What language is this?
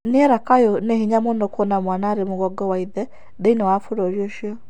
Kikuyu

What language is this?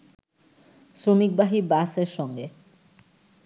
Bangla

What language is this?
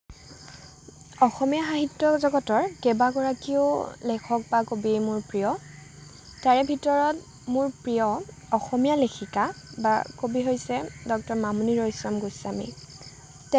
Assamese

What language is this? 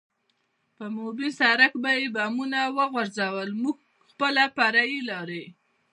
Pashto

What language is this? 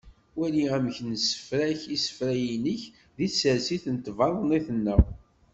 Kabyle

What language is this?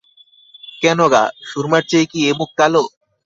Bangla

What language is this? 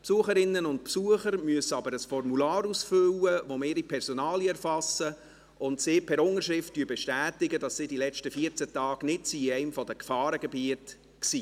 Swiss German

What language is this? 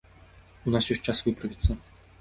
Belarusian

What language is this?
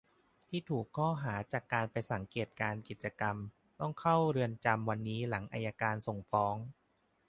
Thai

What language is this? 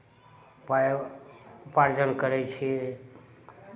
Maithili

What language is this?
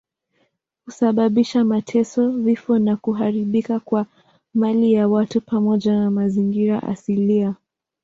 Swahili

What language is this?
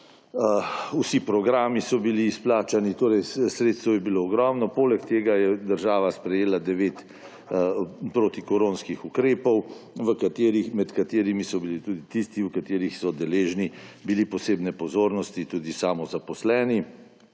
Slovenian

